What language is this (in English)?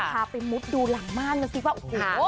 Thai